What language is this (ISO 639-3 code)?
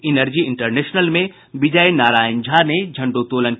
hin